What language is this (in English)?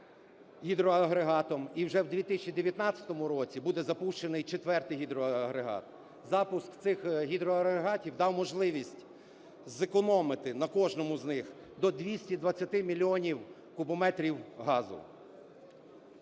Ukrainian